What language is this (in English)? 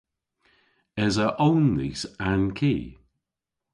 Cornish